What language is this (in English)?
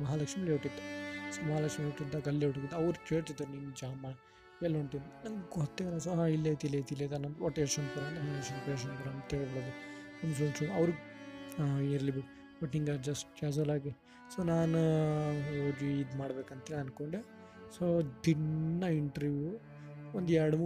Kannada